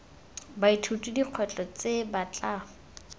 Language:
Tswana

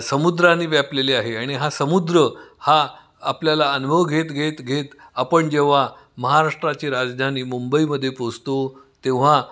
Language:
Marathi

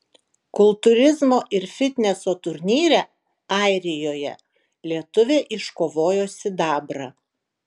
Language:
Lithuanian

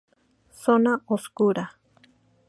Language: Spanish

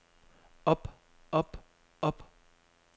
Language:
Danish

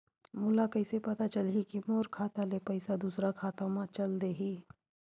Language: Chhattisgarhi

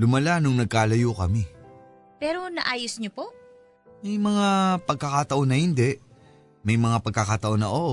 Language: Filipino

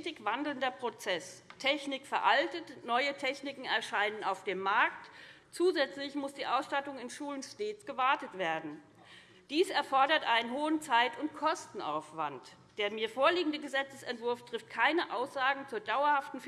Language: German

